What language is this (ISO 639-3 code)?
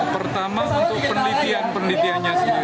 ind